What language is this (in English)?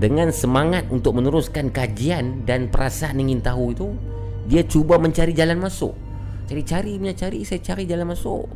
Malay